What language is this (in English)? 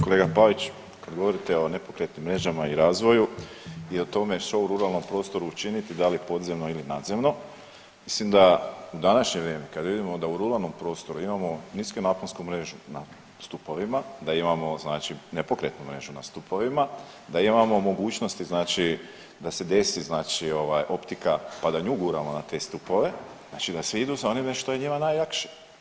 Croatian